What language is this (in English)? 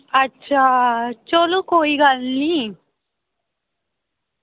Dogri